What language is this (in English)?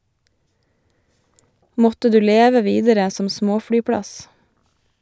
Norwegian